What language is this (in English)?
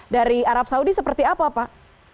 Indonesian